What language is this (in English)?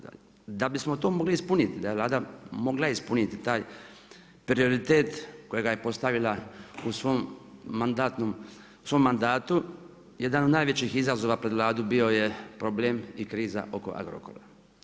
Croatian